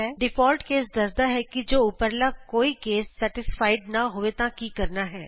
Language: Punjabi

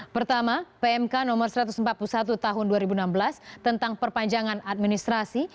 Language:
Indonesian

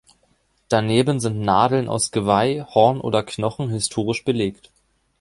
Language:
German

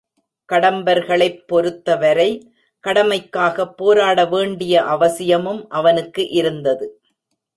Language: Tamil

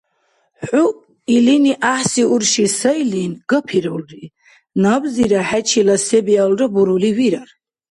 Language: Dargwa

